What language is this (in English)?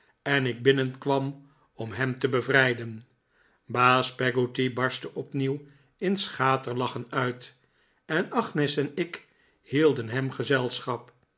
Dutch